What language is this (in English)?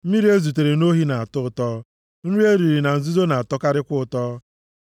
Igbo